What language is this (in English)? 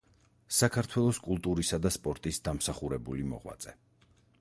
Georgian